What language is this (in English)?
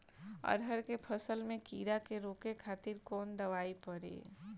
Bhojpuri